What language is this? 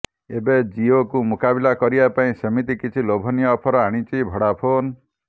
Odia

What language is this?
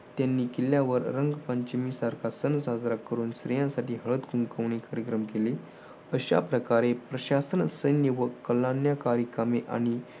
Marathi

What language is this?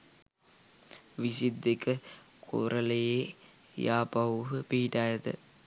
Sinhala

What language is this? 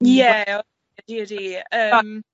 Welsh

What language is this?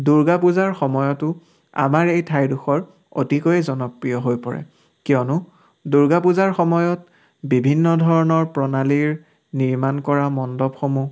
Assamese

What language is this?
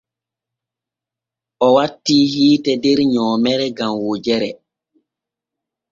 Borgu Fulfulde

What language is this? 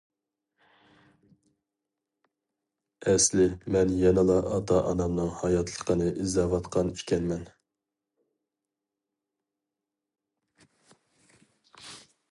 Uyghur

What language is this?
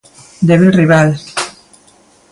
Galician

